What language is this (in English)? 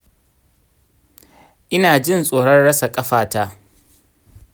Hausa